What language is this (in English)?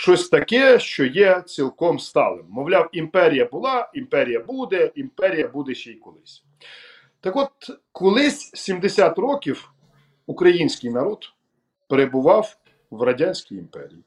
Ukrainian